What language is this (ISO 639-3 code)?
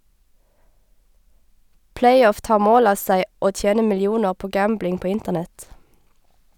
nor